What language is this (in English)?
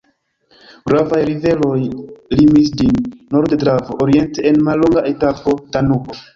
Esperanto